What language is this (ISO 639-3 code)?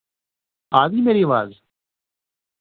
doi